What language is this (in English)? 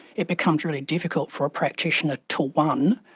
English